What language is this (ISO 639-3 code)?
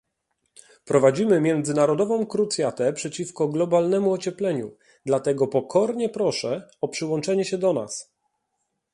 pol